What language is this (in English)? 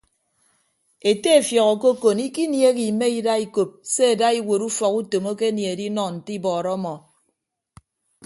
Ibibio